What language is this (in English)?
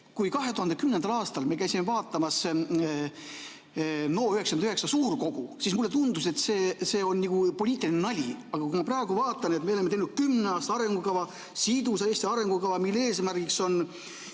Estonian